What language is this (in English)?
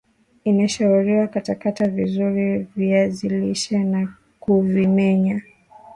Swahili